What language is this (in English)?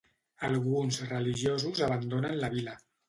Catalan